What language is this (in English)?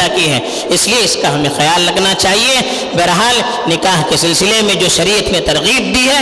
Urdu